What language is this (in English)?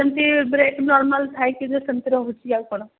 Odia